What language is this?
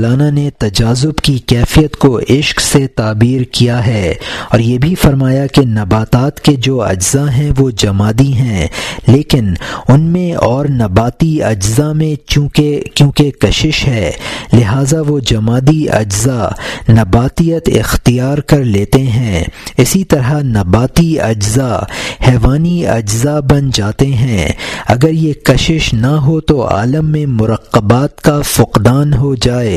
Urdu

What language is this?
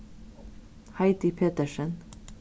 Faroese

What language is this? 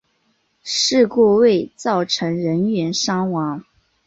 Chinese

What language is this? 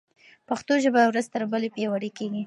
Pashto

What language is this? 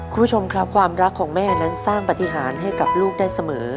Thai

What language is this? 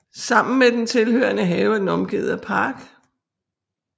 Danish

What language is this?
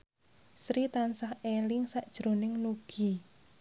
Javanese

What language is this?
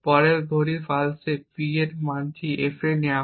Bangla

